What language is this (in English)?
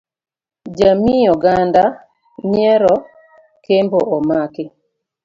Luo (Kenya and Tanzania)